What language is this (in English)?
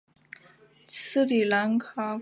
Chinese